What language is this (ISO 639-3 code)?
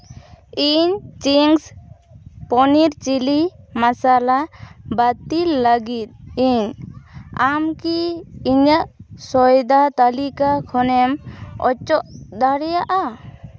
sat